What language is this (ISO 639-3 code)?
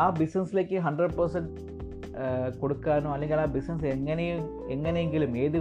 mal